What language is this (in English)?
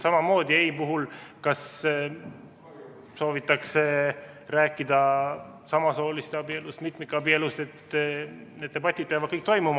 Estonian